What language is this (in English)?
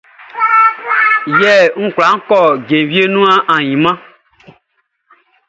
Baoulé